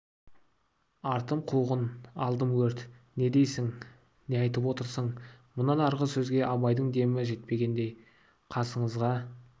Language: Kazakh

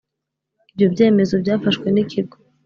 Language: Kinyarwanda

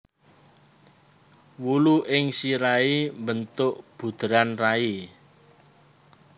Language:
Javanese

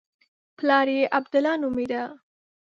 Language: Pashto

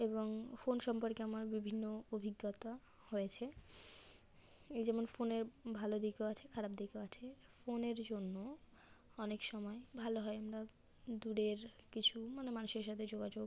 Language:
Bangla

